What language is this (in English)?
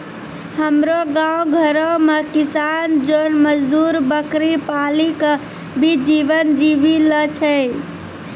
Maithili